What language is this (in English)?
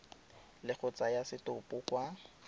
Tswana